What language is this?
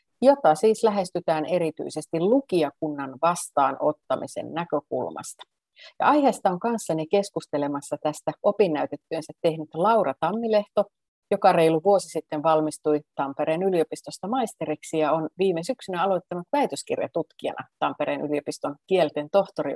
Finnish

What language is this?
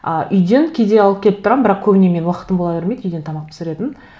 Kazakh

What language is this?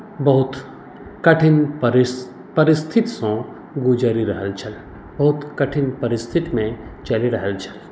Maithili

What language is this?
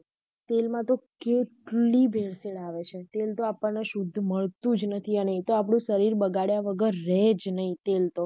Gujarati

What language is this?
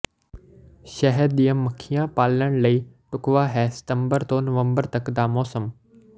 Punjabi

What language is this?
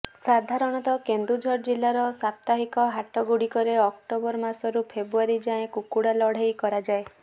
Odia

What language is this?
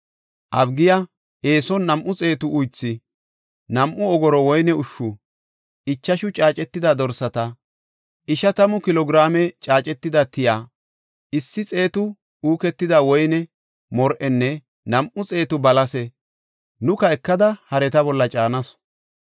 Gofa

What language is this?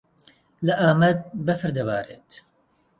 Central Kurdish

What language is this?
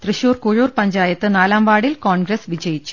Malayalam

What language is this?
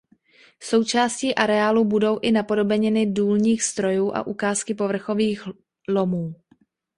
Czech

